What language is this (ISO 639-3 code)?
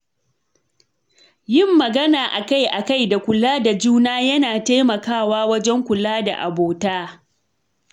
hau